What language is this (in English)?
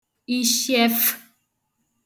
Igbo